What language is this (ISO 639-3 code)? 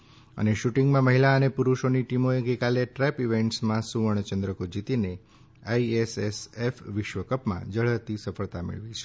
guj